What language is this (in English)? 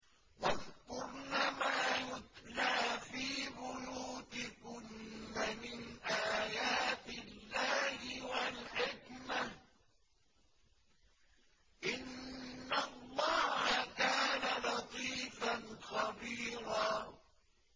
Arabic